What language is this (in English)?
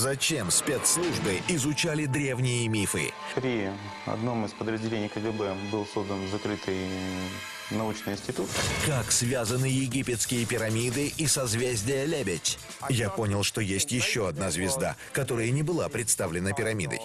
Russian